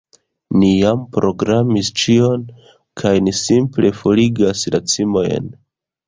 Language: Esperanto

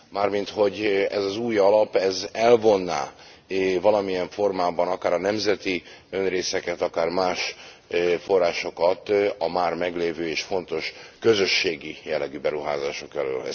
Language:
Hungarian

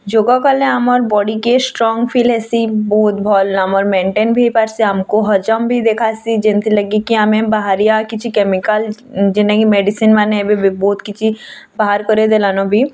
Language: Odia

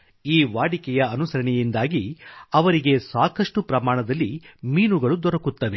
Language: Kannada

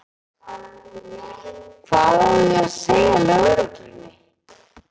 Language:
Icelandic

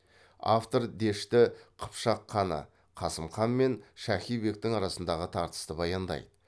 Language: Kazakh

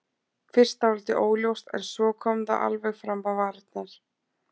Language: Icelandic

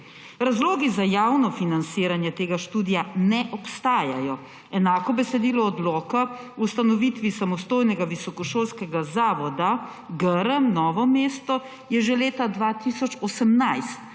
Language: Slovenian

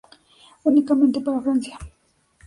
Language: Spanish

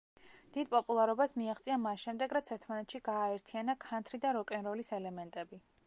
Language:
Georgian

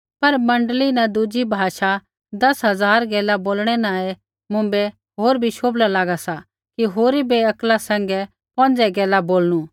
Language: Kullu Pahari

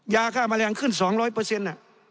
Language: Thai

